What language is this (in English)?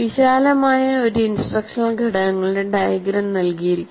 Malayalam